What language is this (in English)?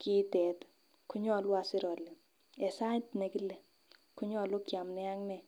Kalenjin